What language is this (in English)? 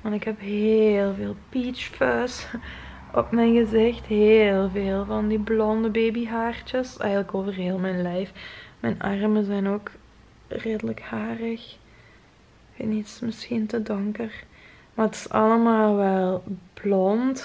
Dutch